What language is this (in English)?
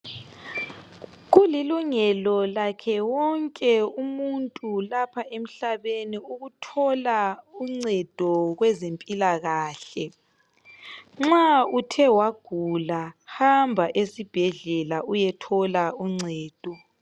North Ndebele